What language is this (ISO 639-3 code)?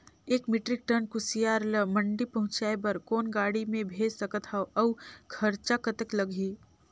hne